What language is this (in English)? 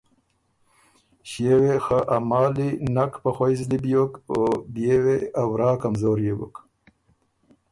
Ormuri